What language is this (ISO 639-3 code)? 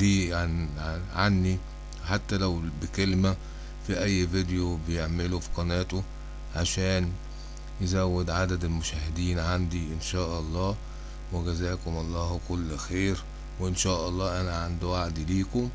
ara